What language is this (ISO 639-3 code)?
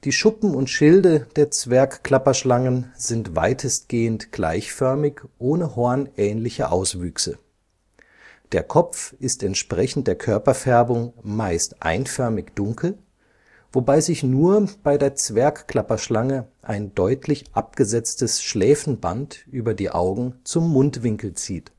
deu